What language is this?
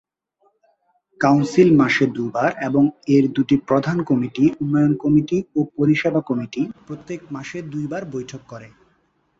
Bangla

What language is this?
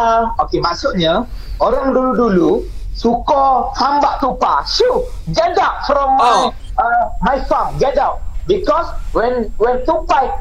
Malay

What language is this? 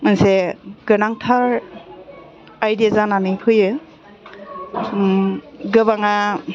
Bodo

